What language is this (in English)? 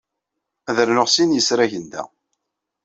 Kabyle